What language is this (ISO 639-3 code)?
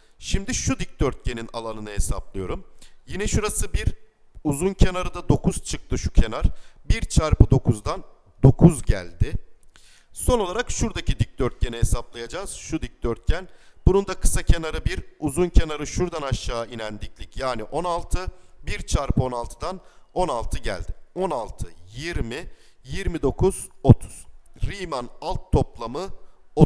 tur